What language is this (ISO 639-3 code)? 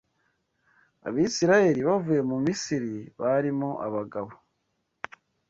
kin